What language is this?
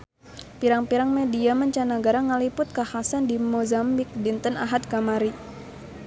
Sundanese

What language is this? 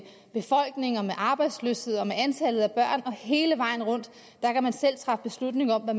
Danish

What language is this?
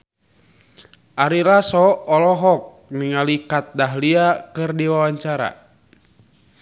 Sundanese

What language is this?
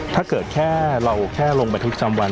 Thai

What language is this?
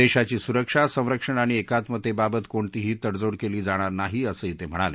Marathi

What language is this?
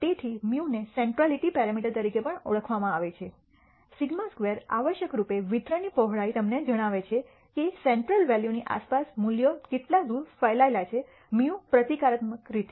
Gujarati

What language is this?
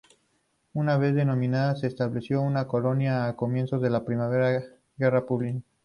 Spanish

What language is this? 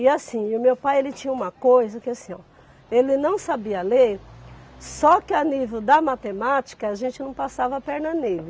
Portuguese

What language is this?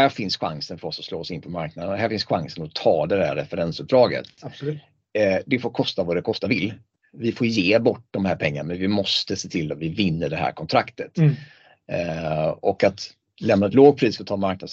Swedish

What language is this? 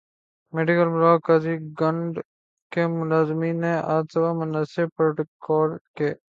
Urdu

